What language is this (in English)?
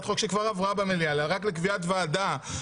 Hebrew